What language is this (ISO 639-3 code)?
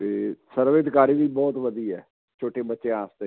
pan